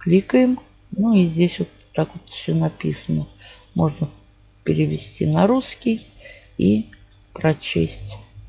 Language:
Russian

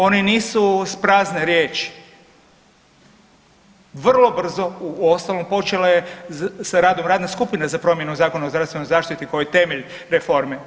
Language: Croatian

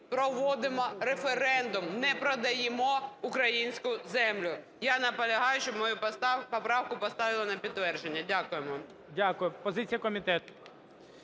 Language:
Ukrainian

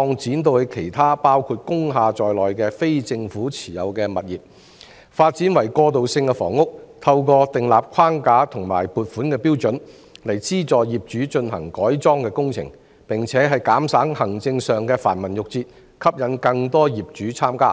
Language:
Cantonese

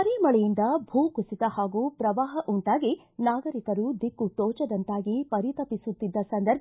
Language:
Kannada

